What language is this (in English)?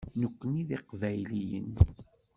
Kabyle